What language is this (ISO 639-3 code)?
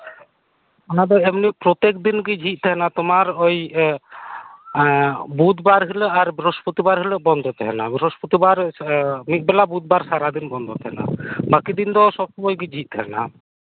sat